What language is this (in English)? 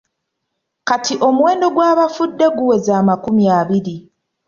Ganda